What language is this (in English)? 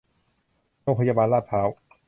Thai